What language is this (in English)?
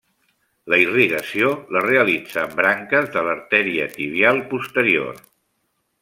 Catalan